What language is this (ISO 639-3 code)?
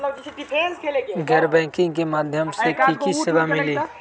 mag